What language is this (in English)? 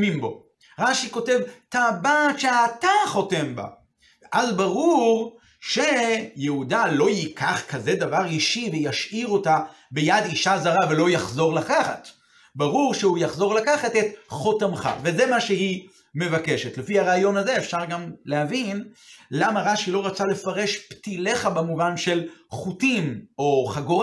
Hebrew